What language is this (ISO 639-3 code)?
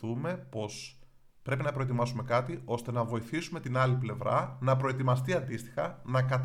ell